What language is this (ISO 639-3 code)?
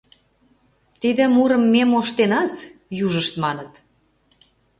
chm